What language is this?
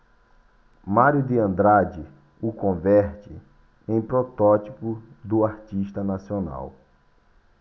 Portuguese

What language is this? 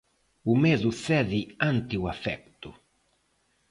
Galician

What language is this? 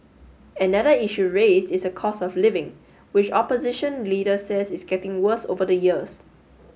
English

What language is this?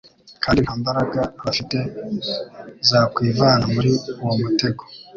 Kinyarwanda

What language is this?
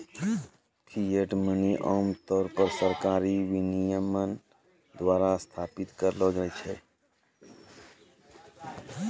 Maithili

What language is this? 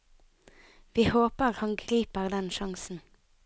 Norwegian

